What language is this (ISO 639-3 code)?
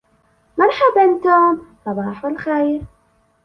ara